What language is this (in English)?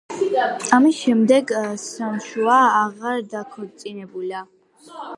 Georgian